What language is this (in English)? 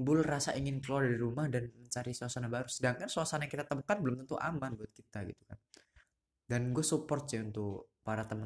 Indonesian